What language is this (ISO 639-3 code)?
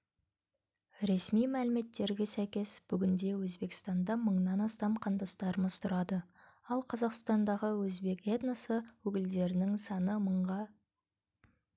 kaz